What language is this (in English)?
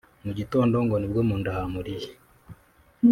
Kinyarwanda